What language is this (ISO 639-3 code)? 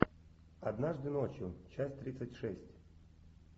rus